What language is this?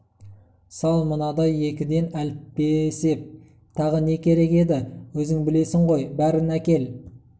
Kazakh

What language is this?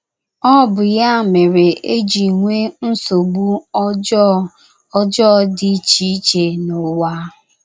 Igbo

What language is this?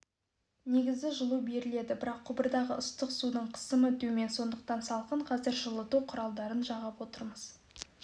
Kazakh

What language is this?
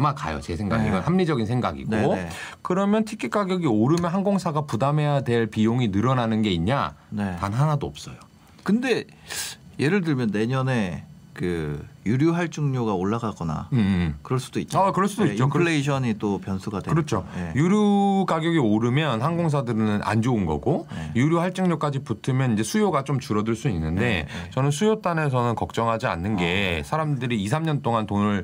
Korean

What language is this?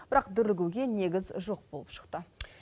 Kazakh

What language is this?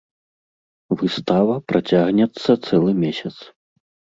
Belarusian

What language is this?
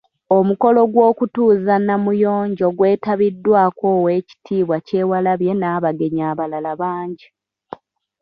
Ganda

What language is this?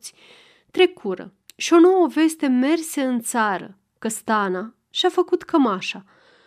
Romanian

